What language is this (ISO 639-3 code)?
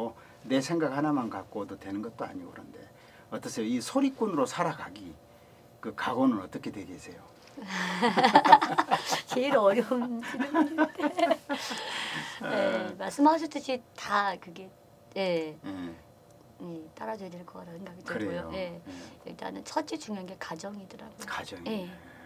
kor